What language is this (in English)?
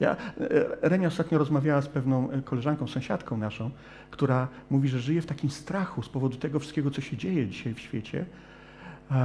Polish